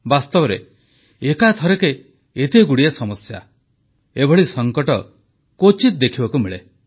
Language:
Odia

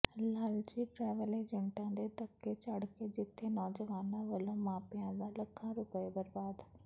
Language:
Punjabi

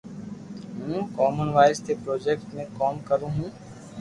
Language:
Loarki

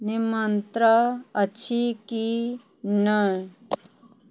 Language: Maithili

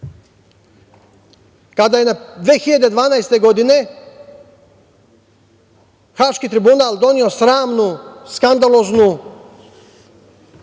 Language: Serbian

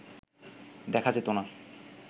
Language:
Bangla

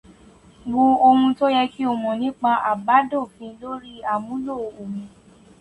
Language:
Yoruba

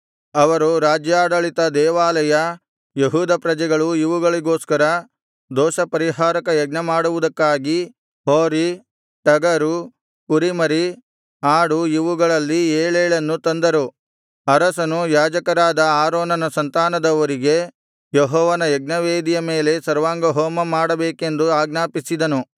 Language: Kannada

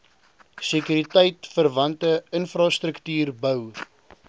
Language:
Afrikaans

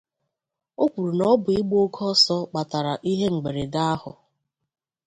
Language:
Igbo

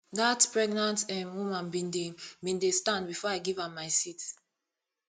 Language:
Nigerian Pidgin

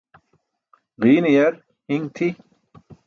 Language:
Burushaski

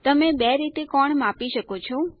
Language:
Gujarati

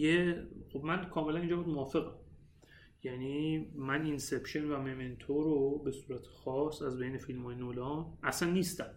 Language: Persian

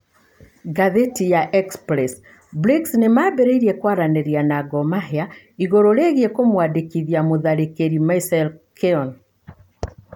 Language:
Kikuyu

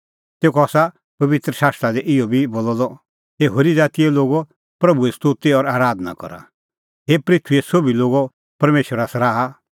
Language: Kullu Pahari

